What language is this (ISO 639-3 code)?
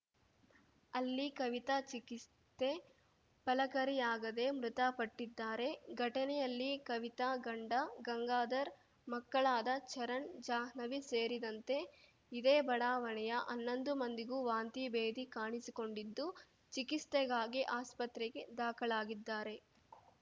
kan